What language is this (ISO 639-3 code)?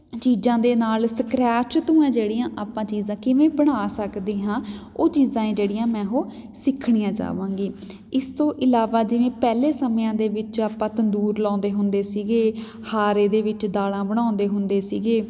pan